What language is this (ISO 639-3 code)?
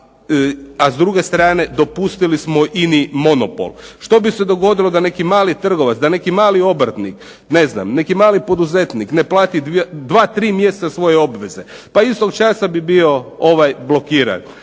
hrv